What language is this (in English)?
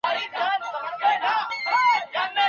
Pashto